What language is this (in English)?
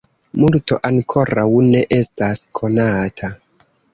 Esperanto